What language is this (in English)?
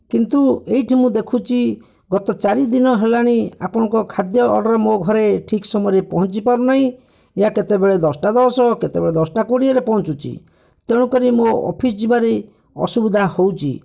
Odia